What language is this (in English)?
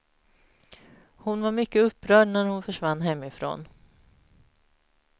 Swedish